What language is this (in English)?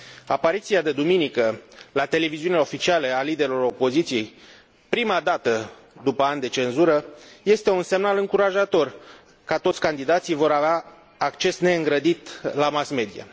Romanian